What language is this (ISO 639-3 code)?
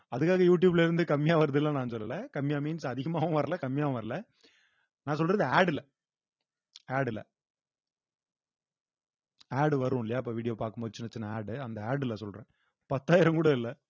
tam